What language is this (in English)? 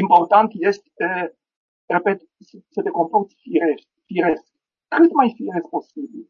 Romanian